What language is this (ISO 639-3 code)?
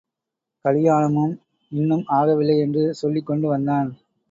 tam